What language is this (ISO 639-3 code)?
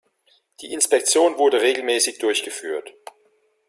deu